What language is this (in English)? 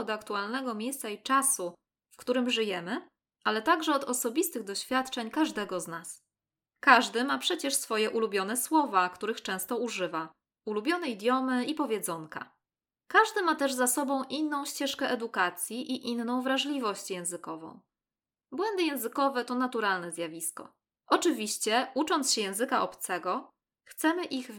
Polish